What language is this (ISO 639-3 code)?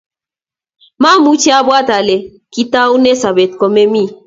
kln